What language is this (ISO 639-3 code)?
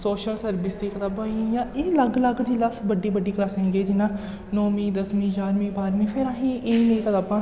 doi